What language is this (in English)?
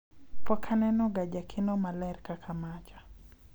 Luo (Kenya and Tanzania)